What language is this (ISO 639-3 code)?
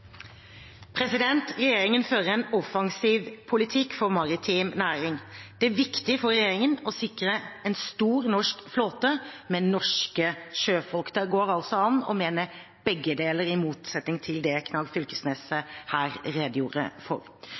nob